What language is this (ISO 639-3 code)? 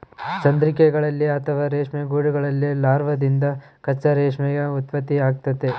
kan